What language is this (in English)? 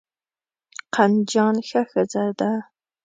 Pashto